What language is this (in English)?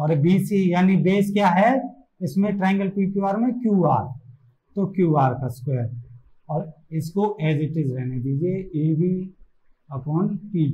Hindi